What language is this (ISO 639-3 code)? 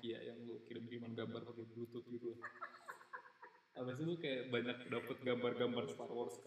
ind